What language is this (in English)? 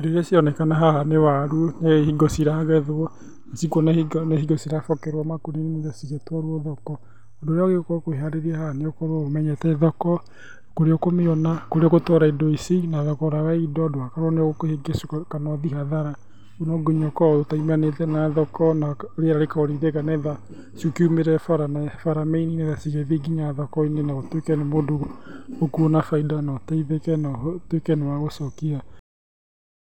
Kikuyu